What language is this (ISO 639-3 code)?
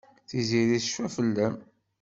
kab